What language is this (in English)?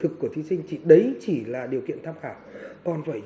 Vietnamese